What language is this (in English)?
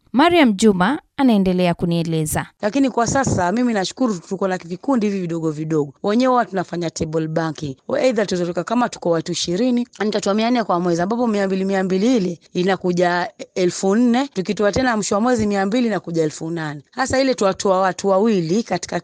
Swahili